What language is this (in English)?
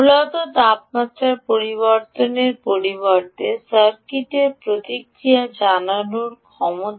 Bangla